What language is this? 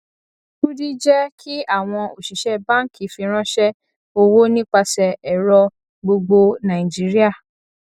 Yoruba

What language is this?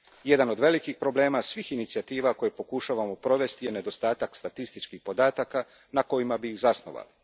Croatian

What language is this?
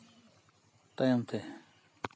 Santali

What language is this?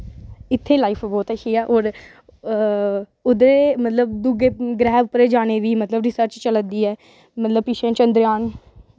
Dogri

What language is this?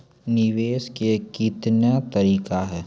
Maithili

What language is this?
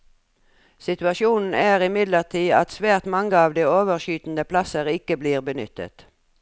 Norwegian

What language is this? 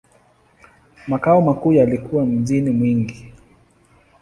Swahili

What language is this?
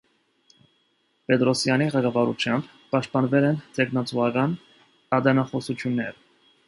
Armenian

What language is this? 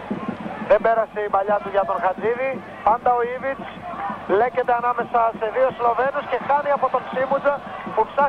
Greek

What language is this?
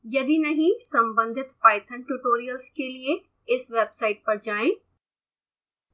Hindi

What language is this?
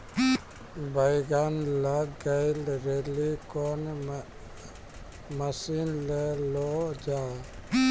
Maithili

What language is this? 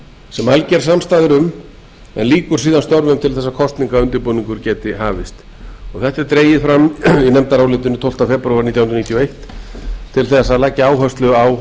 Icelandic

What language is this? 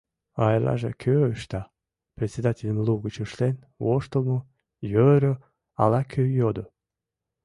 Mari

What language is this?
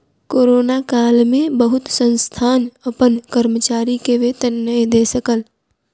Maithili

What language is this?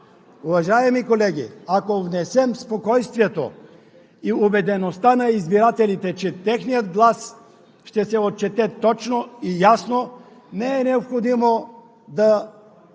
Bulgarian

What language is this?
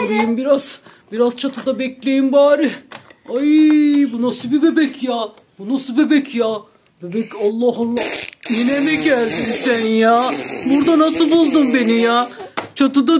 Turkish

